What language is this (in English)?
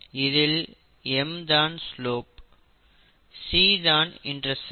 Tamil